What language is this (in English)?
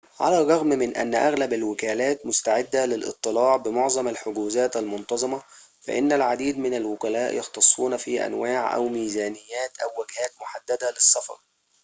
Arabic